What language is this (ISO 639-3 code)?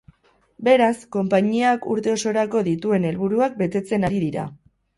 eus